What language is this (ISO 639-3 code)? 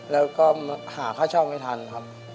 tha